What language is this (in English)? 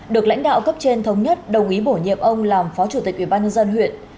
Vietnamese